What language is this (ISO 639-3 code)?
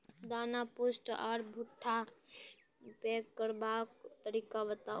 mai